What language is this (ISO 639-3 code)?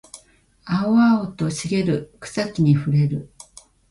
jpn